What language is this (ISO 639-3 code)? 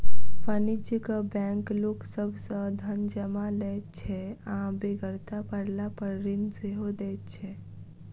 mai